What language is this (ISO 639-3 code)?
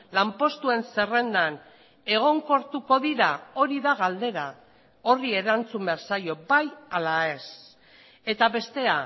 eus